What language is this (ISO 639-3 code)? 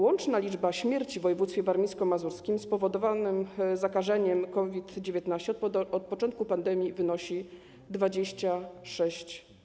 pol